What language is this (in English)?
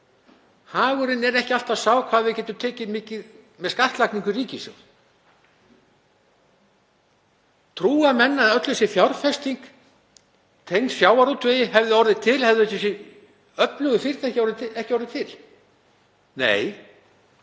Icelandic